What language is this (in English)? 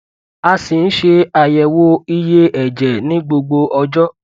Yoruba